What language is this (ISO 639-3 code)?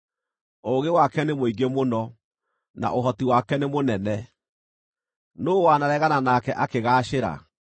kik